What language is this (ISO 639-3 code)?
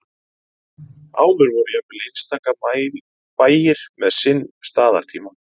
isl